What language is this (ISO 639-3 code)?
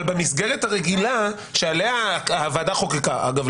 heb